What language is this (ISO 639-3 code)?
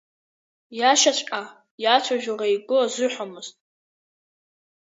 abk